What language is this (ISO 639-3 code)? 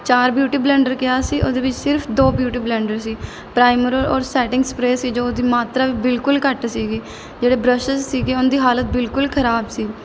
pan